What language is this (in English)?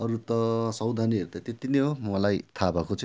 Nepali